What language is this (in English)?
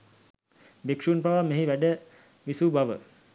Sinhala